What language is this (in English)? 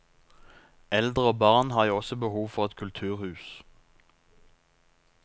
Norwegian